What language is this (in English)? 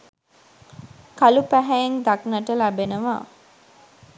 Sinhala